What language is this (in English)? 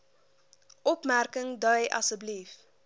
Afrikaans